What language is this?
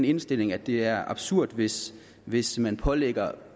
Danish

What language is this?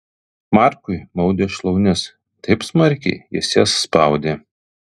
Lithuanian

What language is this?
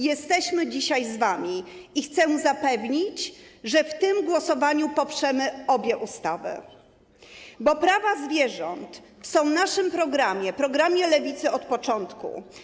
Polish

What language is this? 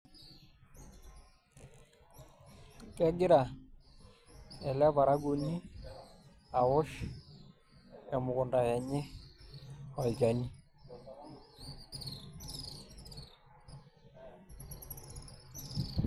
Masai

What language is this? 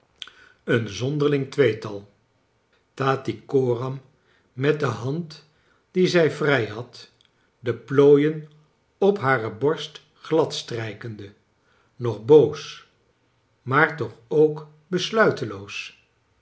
Dutch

